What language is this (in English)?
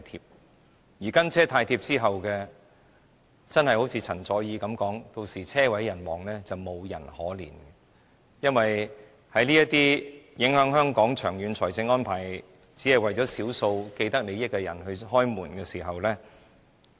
Cantonese